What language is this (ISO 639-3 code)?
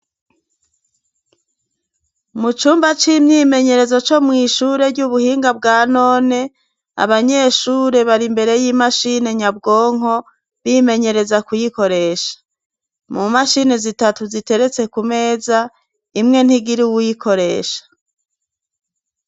run